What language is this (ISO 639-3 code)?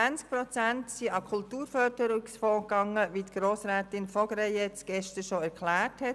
gsw